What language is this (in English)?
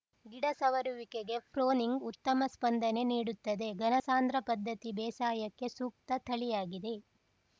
Kannada